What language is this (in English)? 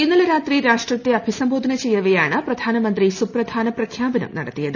Malayalam